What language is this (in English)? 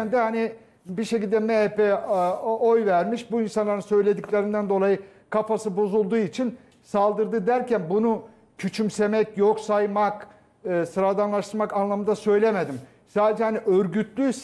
Turkish